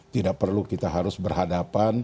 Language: Indonesian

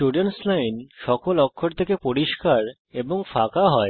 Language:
Bangla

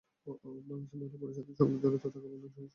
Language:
Bangla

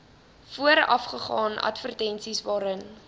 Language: Afrikaans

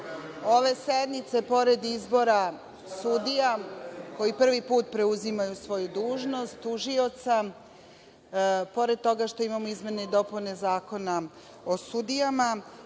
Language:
Serbian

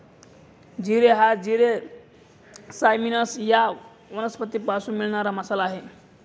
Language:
Marathi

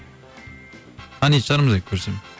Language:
Kazakh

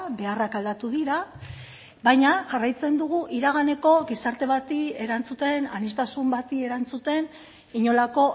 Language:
Basque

